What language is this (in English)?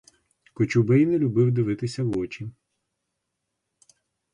Ukrainian